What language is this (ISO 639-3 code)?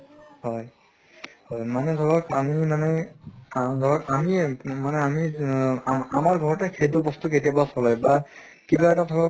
asm